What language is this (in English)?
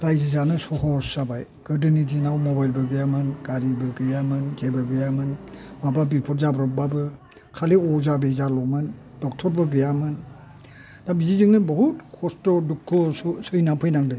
Bodo